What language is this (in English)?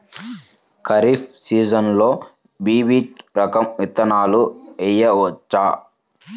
Telugu